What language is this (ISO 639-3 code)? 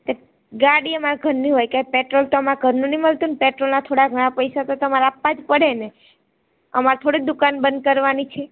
guj